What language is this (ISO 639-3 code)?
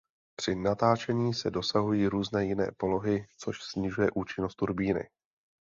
ces